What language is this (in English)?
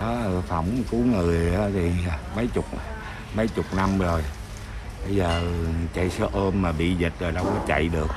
Vietnamese